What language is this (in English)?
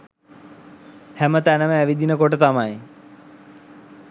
Sinhala